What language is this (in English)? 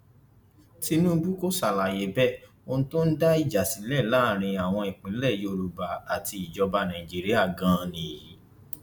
Yoruba